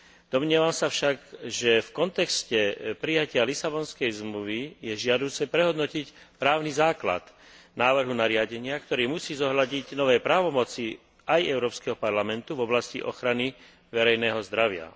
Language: Slovak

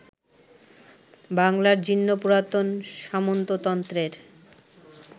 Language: Bangla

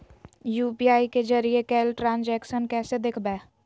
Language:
Magahi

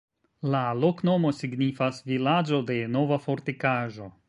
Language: Esperanto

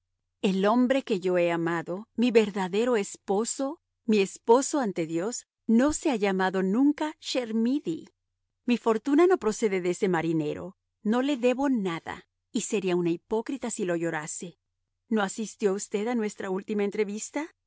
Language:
Spanish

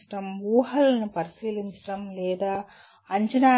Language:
Telugu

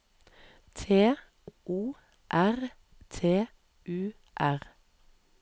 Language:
Norwegian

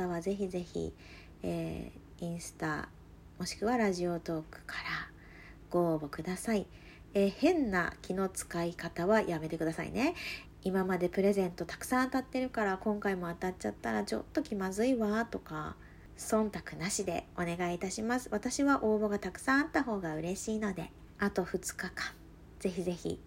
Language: Japanese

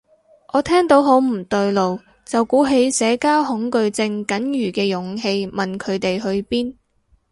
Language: Cantonese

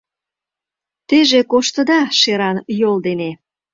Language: Mari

